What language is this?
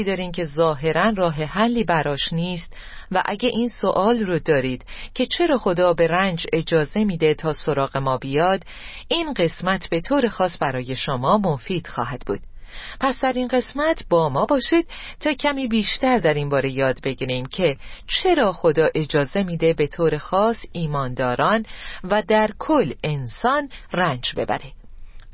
Persian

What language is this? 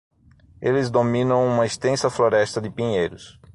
Portuguese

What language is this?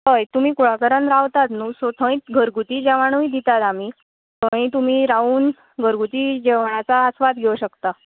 Konkani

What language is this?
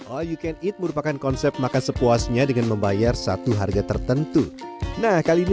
Indonesian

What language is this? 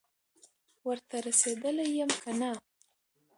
Pashto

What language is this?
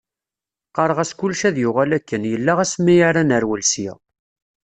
Kabyle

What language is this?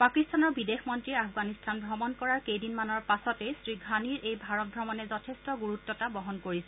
Assamese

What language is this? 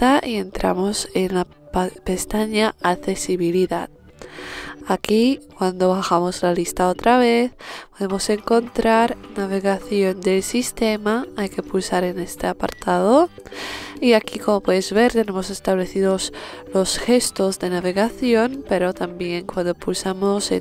Spanish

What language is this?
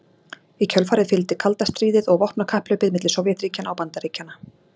Icelandic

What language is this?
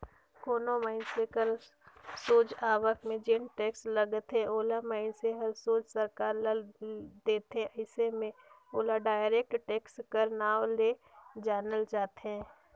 Chhattisgarhi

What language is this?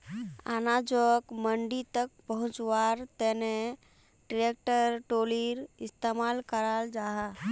Magahi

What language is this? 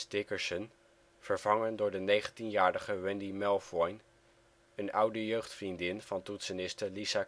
Dutch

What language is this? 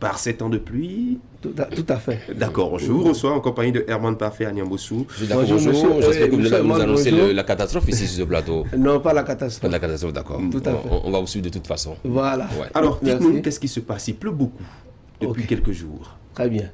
French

